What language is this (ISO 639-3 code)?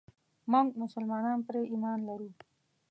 pus